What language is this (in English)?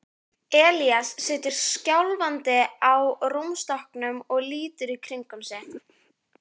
Icelandic